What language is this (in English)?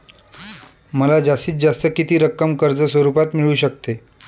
Marathi